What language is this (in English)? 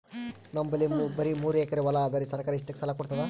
Kannada